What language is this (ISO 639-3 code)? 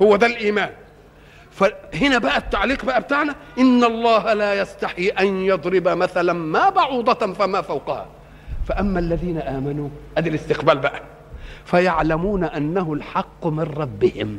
ara